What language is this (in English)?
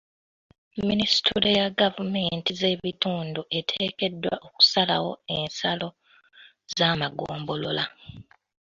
Ganda